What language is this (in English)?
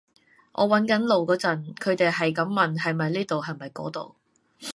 Cantonese